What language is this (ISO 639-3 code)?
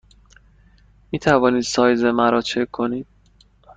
fas